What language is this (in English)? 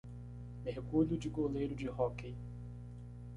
Portuguese